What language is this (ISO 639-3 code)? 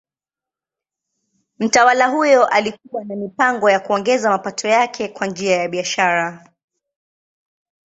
swa